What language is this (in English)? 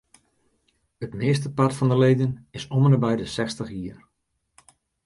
Western Frisian